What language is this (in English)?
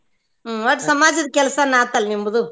Kannada